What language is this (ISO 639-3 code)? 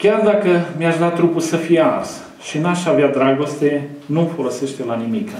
ron